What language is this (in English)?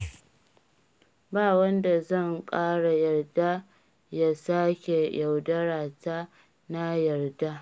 Hausa